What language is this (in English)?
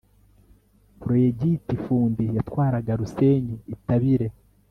Kinyarwanda